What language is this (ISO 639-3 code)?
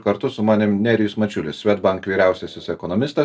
lit